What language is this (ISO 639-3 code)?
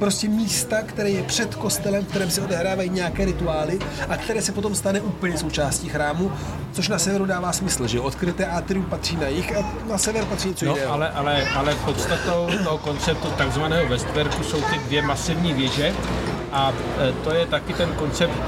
ces